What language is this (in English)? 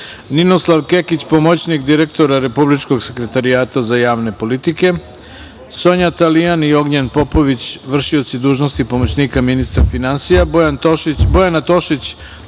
Serbian